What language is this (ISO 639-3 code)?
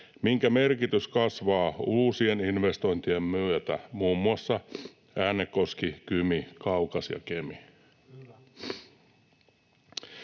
fin